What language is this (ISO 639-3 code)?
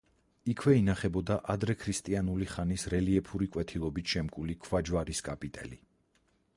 kat